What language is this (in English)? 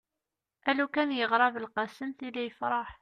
Kabyle